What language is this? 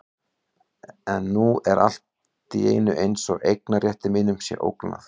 Icelandic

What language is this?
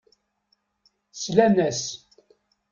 Kabyle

